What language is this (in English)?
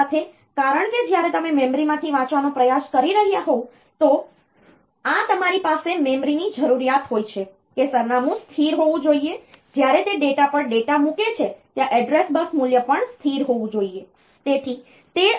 Gujarati